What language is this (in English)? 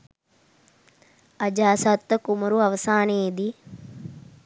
Sinhala